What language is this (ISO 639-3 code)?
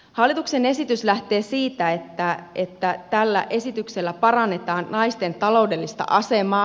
fin